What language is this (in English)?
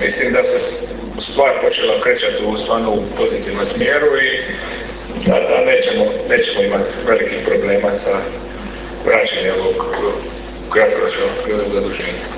Croatian